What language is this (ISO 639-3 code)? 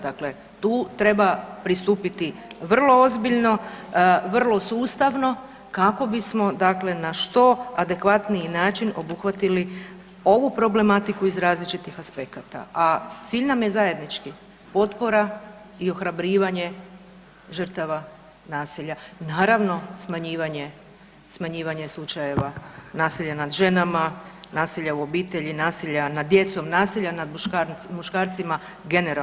hrv